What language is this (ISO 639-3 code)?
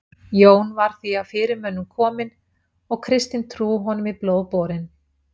isl